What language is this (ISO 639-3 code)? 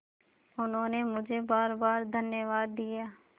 hin